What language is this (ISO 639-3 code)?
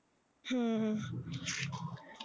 pan